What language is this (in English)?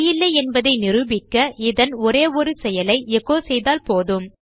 Tamil